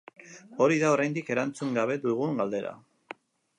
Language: Basque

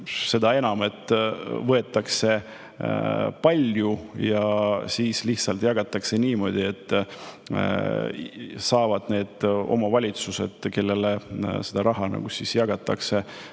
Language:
Estonian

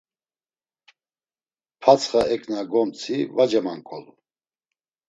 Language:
Laz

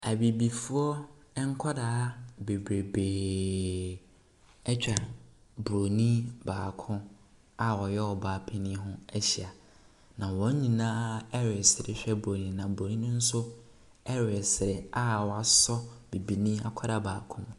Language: Akan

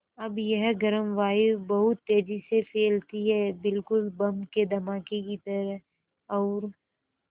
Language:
Hindi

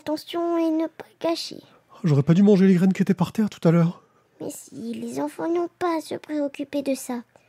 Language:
French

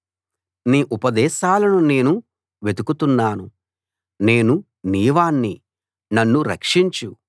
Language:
Telugu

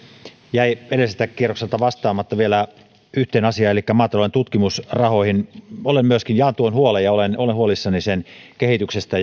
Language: Finnish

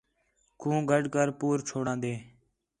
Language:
Khetrani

